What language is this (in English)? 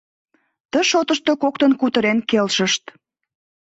Mari